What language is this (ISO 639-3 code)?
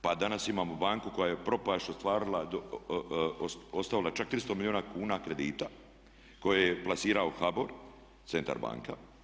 hrv